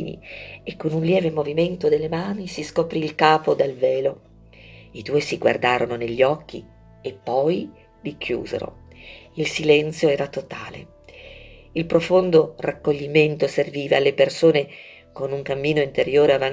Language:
Italian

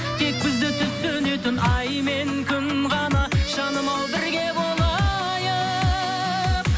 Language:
Kazakh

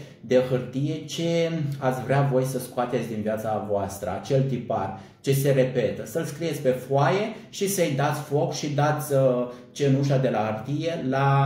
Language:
Romanian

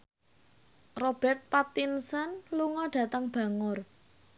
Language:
Javanese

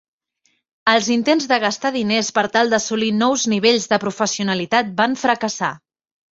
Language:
Catalan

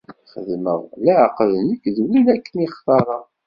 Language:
Kabyle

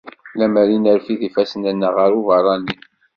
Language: Kabyle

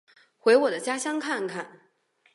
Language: Chinese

